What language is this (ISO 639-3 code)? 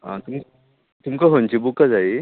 kok